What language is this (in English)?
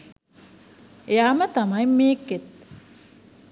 Sinhala